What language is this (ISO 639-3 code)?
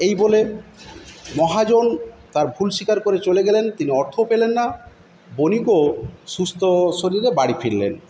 ben